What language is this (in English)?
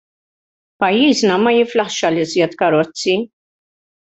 Maltese